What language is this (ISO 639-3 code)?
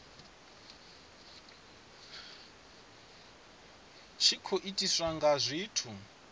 ven